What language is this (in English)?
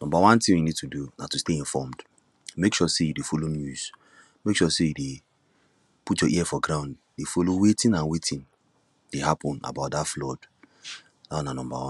Nigerian Pidgin